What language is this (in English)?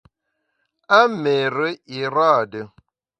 Bamun